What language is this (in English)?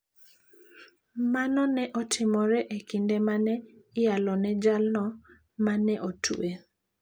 Luo (Kenya and Tanzania)